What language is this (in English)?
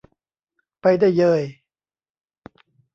Thai